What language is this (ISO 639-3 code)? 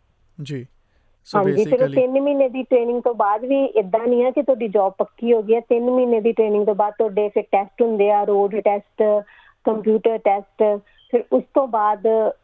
pan